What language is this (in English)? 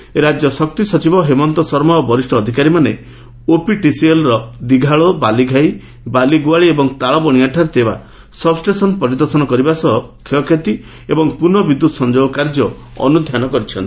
Odia